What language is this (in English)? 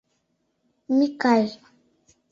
Mari